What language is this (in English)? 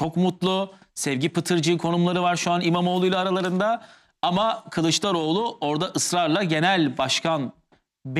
Turkish